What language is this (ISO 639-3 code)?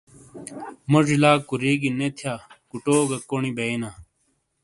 scl